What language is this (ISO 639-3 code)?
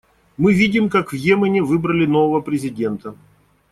rus